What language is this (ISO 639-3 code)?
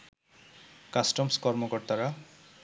ben